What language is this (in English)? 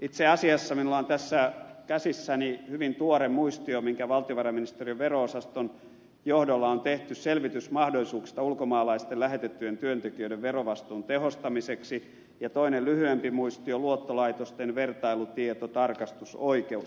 Finnish